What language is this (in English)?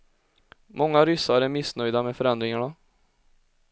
Swedish